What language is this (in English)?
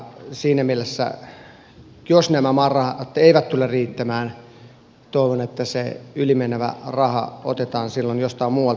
Finnish